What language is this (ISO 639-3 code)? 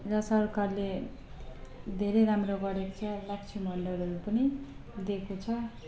nep